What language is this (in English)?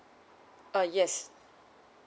English